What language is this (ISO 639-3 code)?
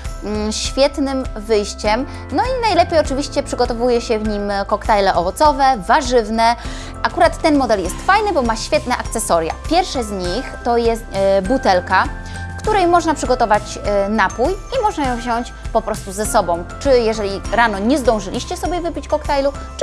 pol